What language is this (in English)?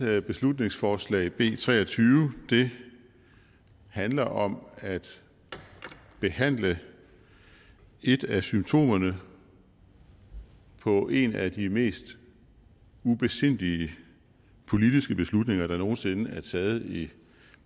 Danish